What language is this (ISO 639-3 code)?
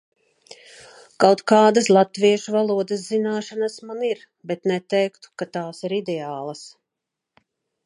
lav